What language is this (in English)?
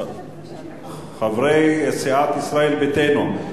Hebrew